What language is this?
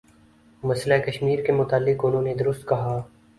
Urdu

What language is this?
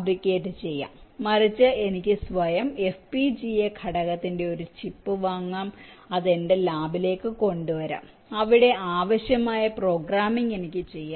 Malayalam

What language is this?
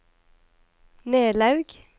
Norwegian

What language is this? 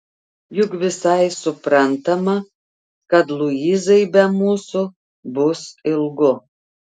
Lithuanian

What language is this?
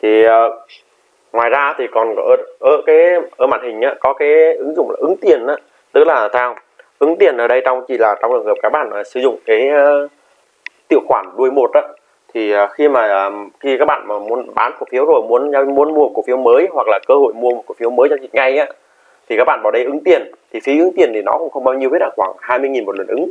Vietnamese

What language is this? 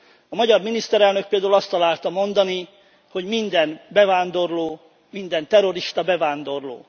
Hungarian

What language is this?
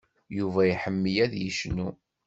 Kabyle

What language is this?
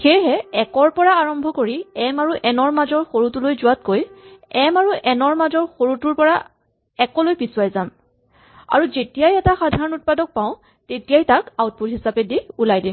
Assamese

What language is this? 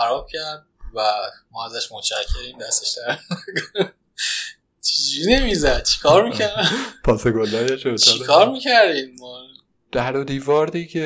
Persian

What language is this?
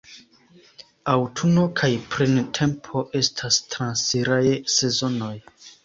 Esperanto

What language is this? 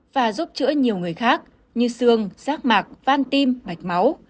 Vietnamese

